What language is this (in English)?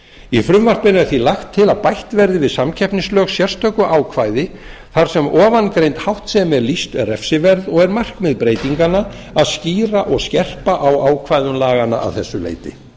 Icelandic